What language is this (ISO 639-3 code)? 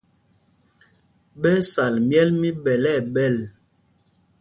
mgg